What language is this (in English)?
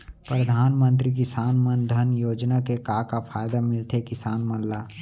Chhattisgarhi